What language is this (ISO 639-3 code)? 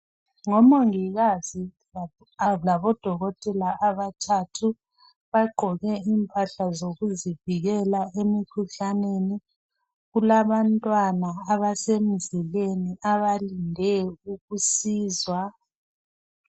nde